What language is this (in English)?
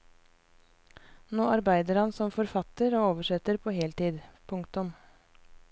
Norwegian